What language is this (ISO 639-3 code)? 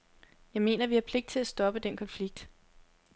dan